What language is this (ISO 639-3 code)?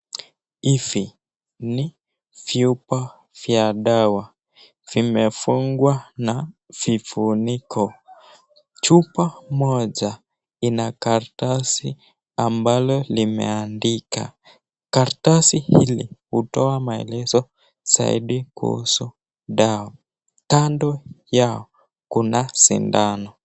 swa